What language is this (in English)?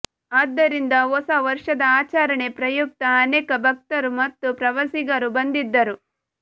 Kannada